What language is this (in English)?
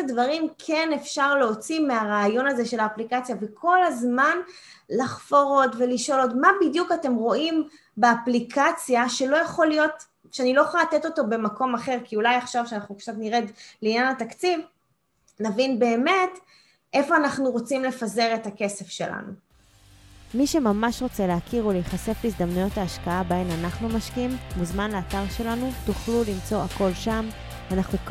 Hebrew